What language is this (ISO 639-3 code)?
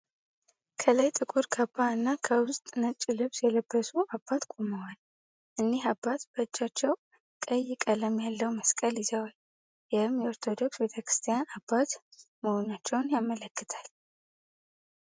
amh